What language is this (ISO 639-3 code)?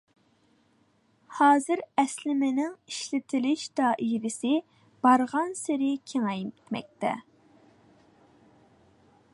uig